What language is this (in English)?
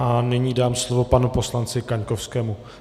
Czech